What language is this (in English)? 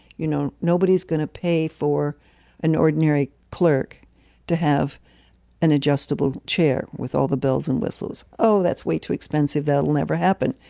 English